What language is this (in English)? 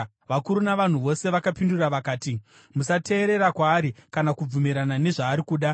Shona